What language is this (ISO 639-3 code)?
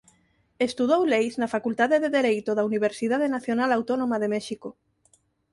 glg